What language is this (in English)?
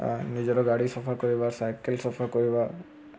Odia